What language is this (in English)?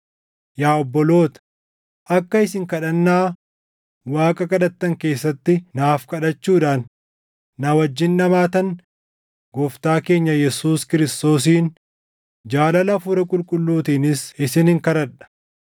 Oromo